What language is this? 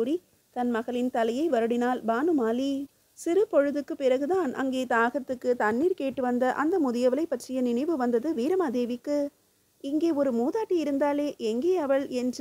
Tamil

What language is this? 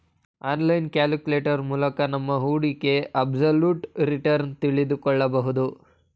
Kannada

